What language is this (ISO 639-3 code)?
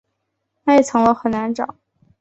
zho